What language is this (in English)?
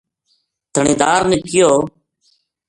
Gujari